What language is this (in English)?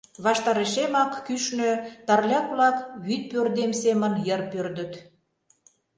Mari